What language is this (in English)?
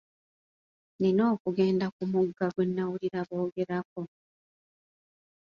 Ganda